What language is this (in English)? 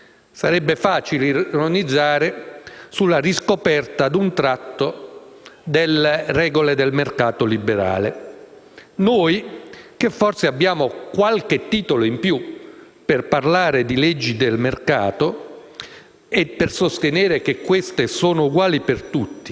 Italian